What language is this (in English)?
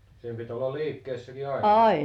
Finnish